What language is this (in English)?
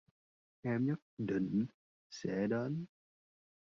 Vietnamese